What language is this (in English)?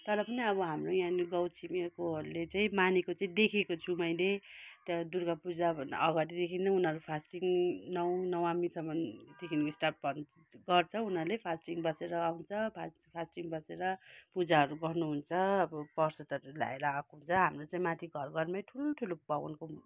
Nepali